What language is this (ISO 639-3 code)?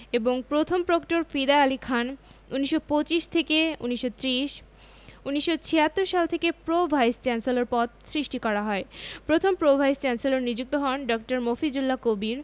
ben